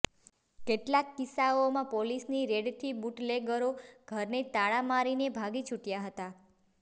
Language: Gujarati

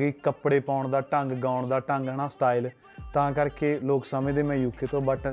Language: Punjabi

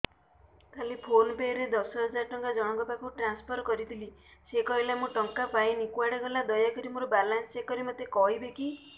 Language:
Odia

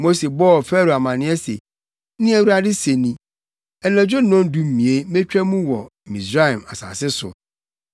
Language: Akan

